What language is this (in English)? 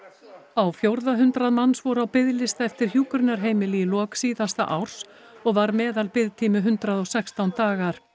Icelandic